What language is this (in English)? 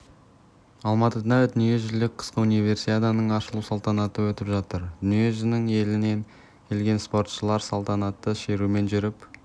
Kazakh